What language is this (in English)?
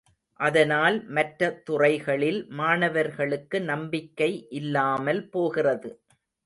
Tamil